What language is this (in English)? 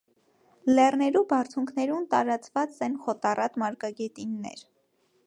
Armenian